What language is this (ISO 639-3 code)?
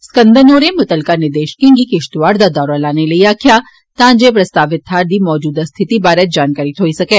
doi